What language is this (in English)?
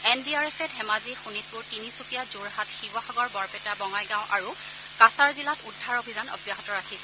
Assamese